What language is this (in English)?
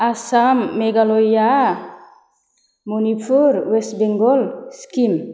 Bodo